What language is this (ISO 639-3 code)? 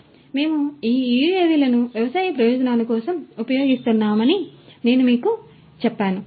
tel